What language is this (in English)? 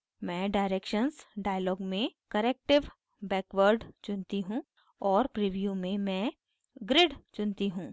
Hindi